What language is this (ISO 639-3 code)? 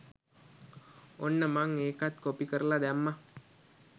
sin